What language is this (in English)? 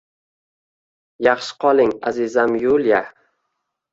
Uzbek